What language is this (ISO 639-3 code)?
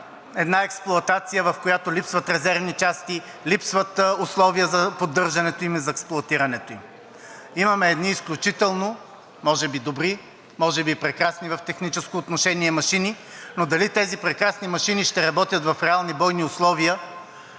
bul